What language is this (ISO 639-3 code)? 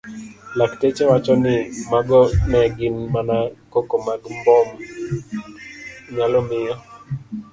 luo